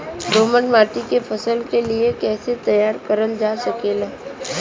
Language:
Bhojpuri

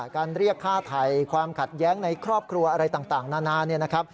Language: Thai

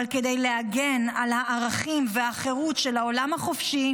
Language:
Hebrew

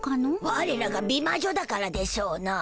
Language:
Japanese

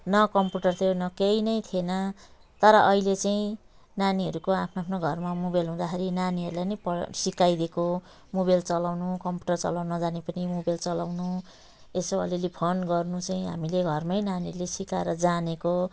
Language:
Nepali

